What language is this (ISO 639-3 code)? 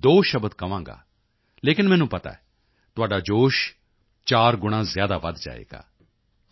pan